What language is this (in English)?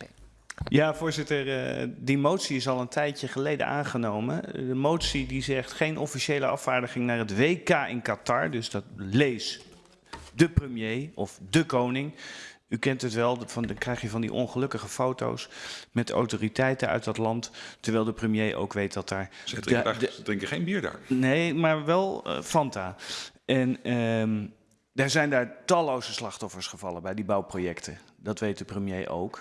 Dutch